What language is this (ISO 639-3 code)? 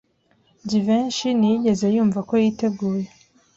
kin